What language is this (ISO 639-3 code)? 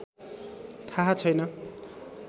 nep